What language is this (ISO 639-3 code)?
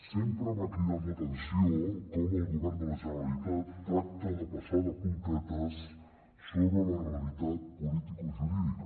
cat